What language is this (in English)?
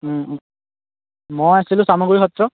Assamese